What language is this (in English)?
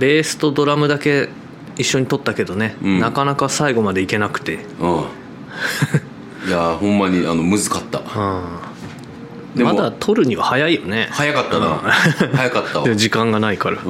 Japanese